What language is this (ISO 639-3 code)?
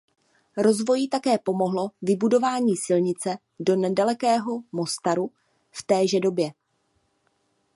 ces